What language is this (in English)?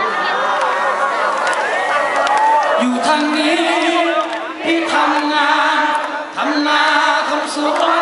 Thai